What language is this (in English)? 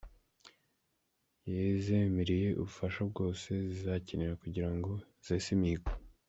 Kinyarwanda